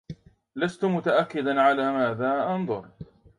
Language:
Arabic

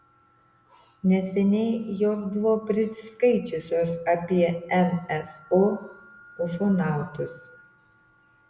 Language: Lithuanian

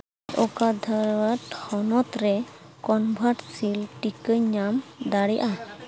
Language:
Santali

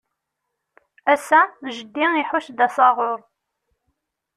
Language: Kabyle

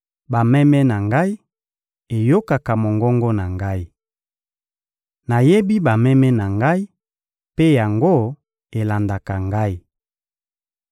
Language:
Lingala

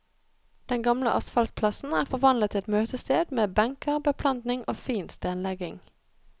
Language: Norwegian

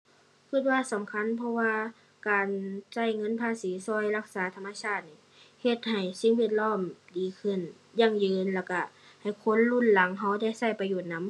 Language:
Thai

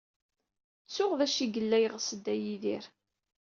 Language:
Kabyle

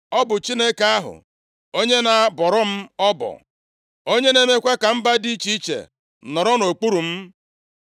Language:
Igbo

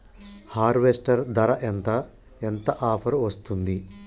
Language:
Telugu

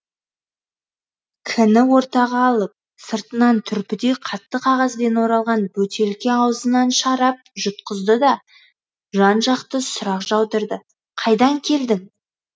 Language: Kazakh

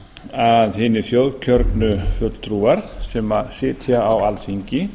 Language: Icelandic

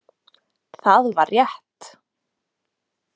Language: Icelandic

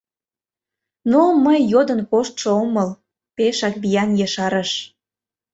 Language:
Mari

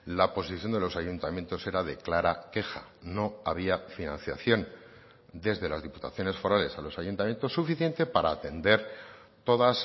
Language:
Spanish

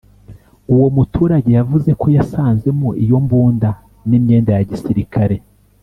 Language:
Kinyarwanda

